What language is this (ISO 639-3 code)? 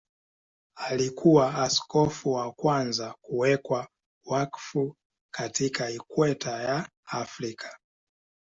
swa